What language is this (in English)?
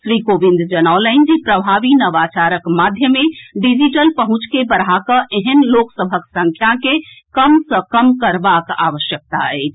Maithili